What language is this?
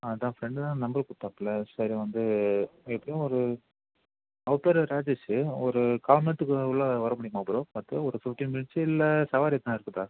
Tamil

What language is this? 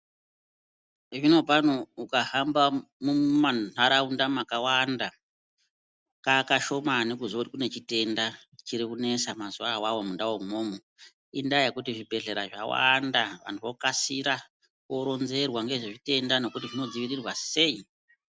Ndau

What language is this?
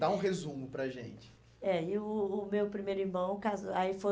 Portuguese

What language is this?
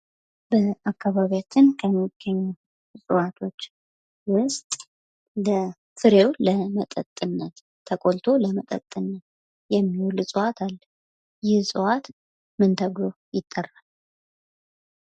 Amharic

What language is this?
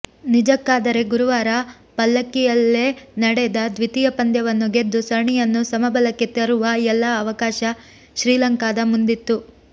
Kannada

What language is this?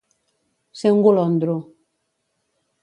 Catalan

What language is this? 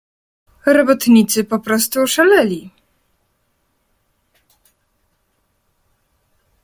Polish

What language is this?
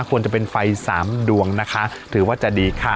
Thai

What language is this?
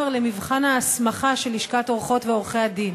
Hebrew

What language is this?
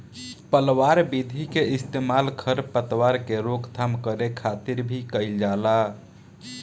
Bhojpuri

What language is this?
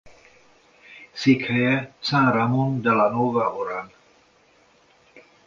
Hungarian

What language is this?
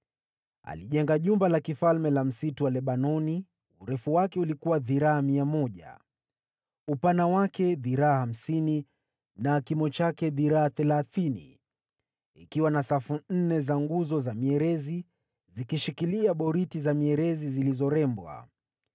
Swahili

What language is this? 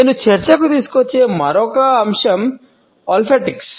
Telugu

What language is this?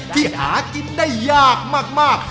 Thai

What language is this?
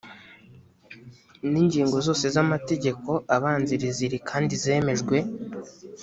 Kinyarwanda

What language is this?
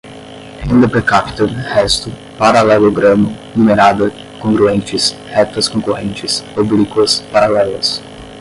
Portuguese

